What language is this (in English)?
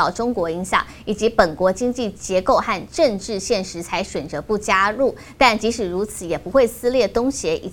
Chinese